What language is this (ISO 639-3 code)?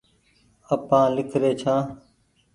gig